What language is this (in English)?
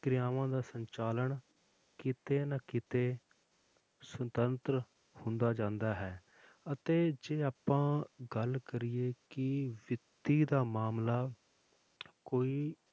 Punjabi